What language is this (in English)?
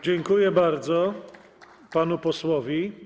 Polish